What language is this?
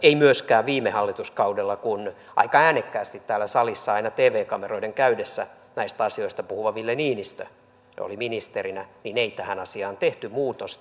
Finnish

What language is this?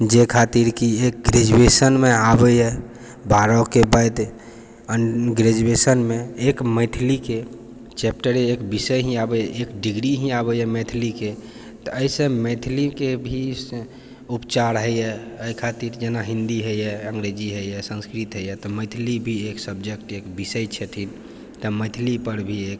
Maithili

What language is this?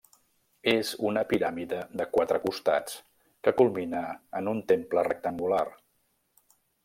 Catalan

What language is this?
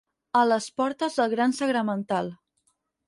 Catalan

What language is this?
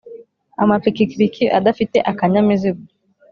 Kinyarwanda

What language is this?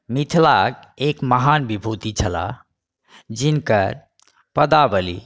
Maithili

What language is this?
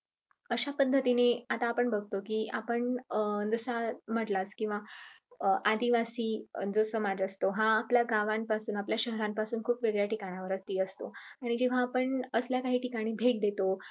Marathi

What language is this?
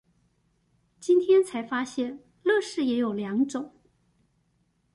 Chinese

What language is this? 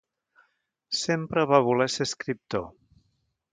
Catalan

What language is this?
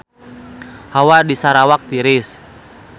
Sundanese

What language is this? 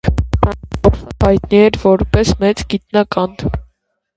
Armenian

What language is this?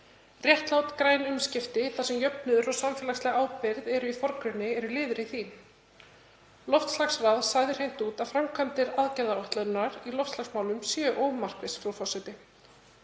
Icelandic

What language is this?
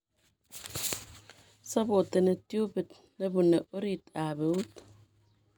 Kalenjin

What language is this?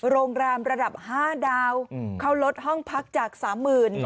Thai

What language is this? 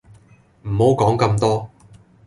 Cantonese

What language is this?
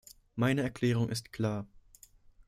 German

